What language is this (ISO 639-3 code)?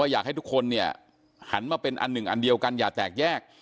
tha